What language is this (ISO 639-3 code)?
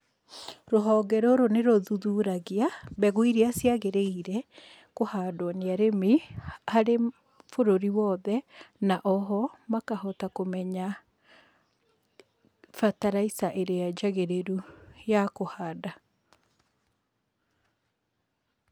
kik